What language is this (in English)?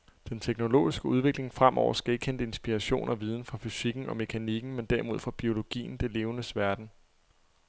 Danish